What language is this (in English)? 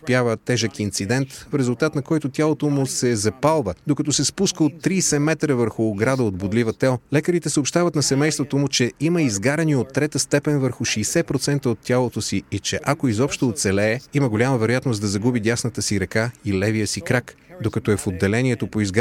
Bulgarian